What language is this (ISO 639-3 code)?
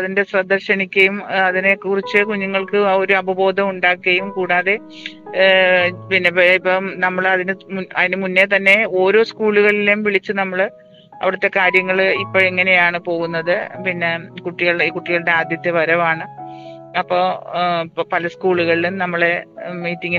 mal